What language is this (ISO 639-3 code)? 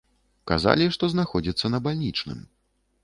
bel